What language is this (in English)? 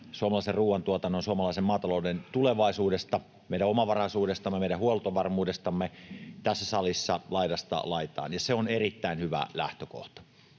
Finnish